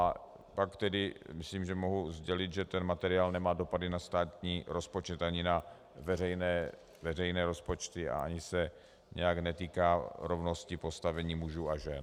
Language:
Czech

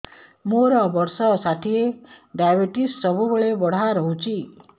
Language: Odia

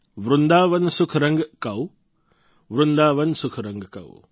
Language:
Gujarati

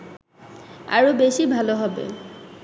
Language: Bangla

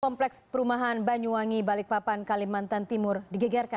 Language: Indonesian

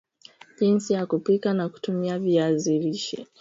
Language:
Swahili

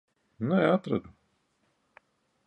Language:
Latvian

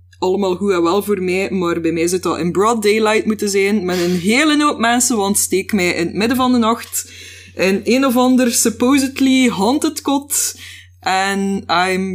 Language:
Dutch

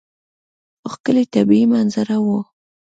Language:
Pashto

